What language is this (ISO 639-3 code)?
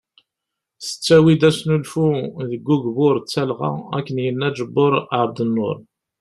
kab